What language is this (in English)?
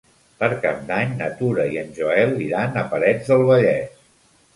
Catalan